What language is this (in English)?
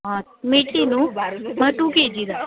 Konkani